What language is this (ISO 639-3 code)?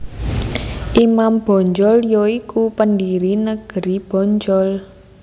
jav